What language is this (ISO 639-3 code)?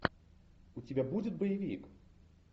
rus